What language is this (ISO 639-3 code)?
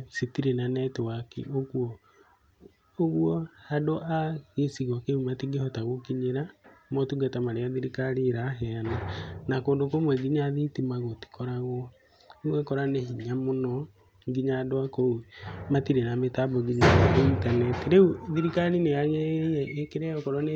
kik